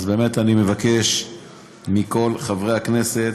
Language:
Hebrew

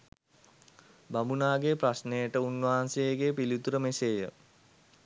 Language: Sinhala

